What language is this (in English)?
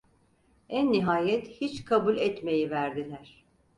Turkish